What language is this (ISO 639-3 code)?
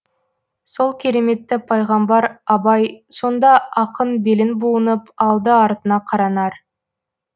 kaz